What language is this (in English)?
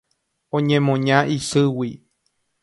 Guarani